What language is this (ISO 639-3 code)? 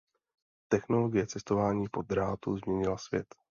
ces